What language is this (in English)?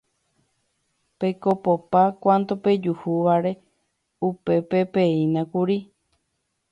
Guarani